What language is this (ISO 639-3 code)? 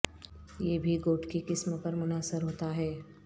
urd